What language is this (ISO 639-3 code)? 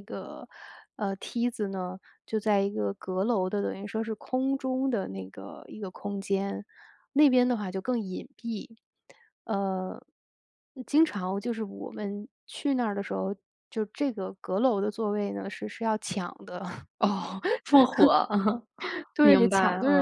zho